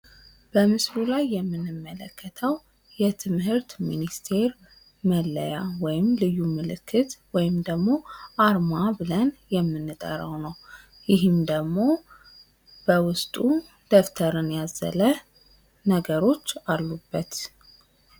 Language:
Amharic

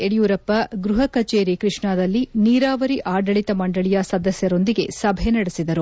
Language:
Kannada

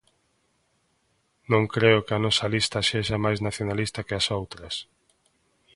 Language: Galician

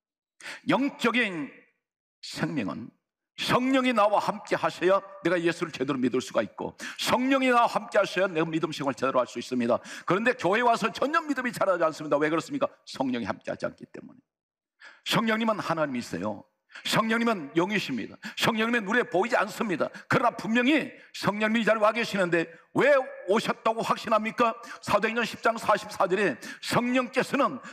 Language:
Korean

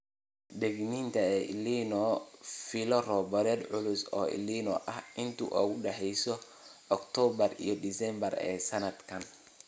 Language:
Somali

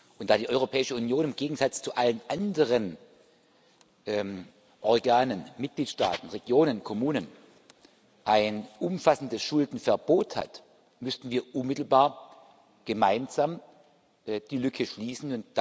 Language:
German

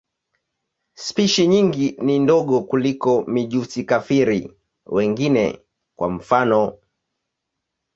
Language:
Swahili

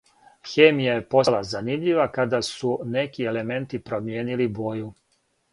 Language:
Serbian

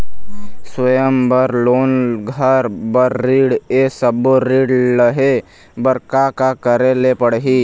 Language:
Chhattisgarhi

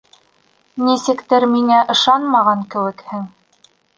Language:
Bashkir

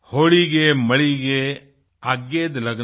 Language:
Hindi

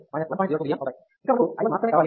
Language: Telugu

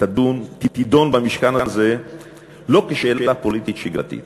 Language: Hebrew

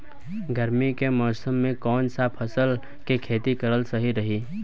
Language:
Bhojpuri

